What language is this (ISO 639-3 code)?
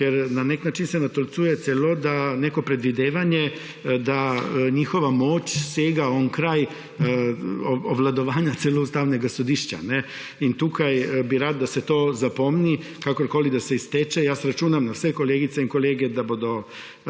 slv